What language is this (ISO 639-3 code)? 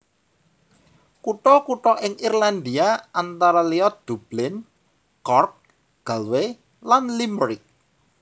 jav